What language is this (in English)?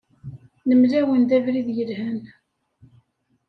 Kabyle